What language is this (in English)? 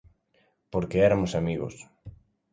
Galician